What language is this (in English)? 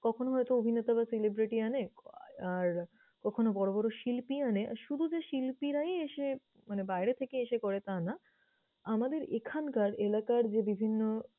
Bangla